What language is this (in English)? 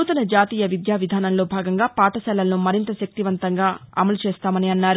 Telugu